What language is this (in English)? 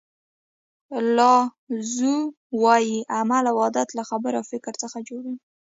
Pashto